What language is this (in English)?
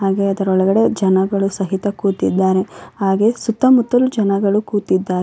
Kannada